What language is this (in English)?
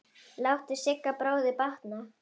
Icelandic